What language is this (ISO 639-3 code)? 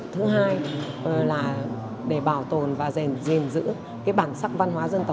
vie